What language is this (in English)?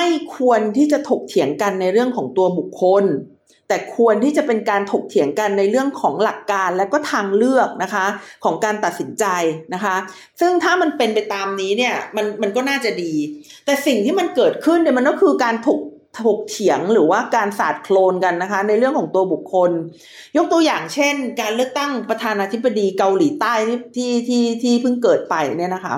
Thai